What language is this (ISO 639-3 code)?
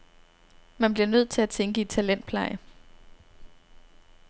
dan